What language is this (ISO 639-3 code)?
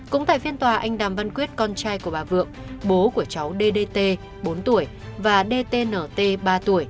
vie